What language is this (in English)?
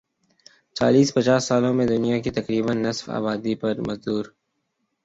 Urdu